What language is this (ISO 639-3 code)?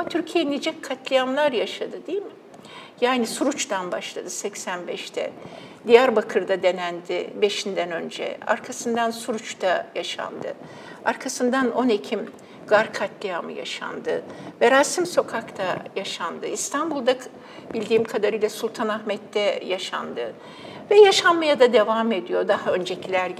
tur